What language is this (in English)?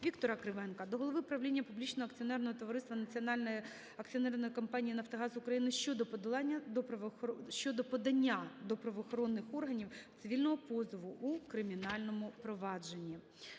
Ukrainian